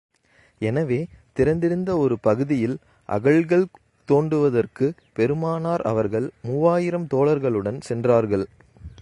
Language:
Tamil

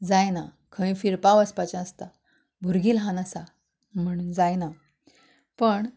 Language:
Konkani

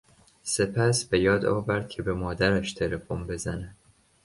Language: Persian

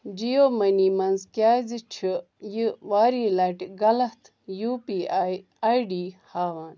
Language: Kashmiri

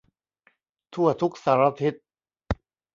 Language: Thai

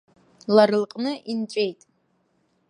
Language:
Abkhazian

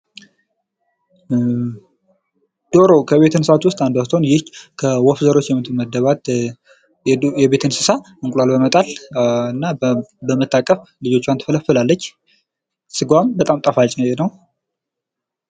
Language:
Amharic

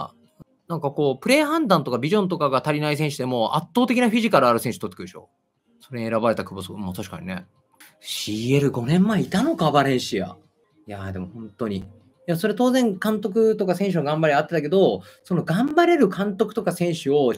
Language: Japanese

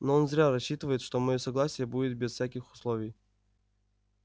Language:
Russian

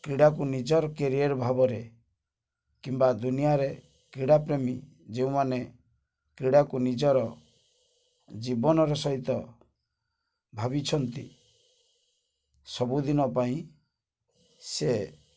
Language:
Odia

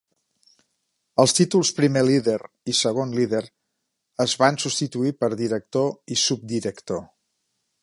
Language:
Catalan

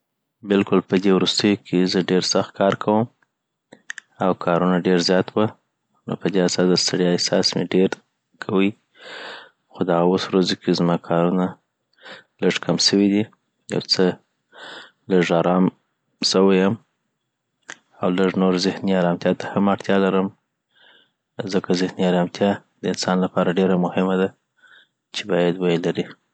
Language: Southern Pashto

